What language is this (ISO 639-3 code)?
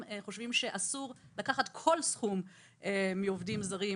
heb